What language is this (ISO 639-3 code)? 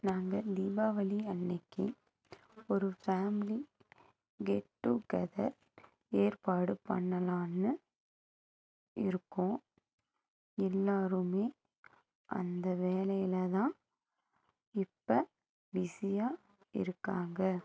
tam